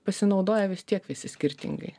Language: Lithuanian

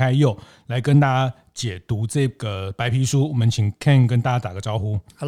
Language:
Chinese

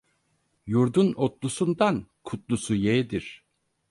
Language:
Turkish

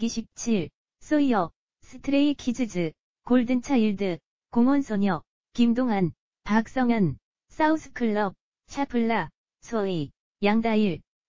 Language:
Korean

